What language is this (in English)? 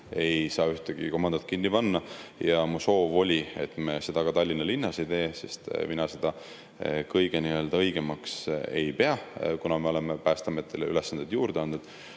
Estonian